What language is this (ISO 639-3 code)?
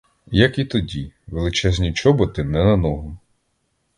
ukr